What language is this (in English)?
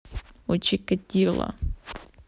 Russian